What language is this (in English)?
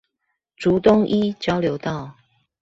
Chinese